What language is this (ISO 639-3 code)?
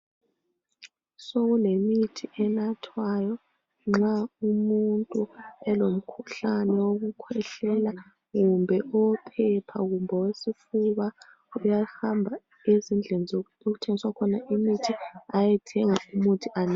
nde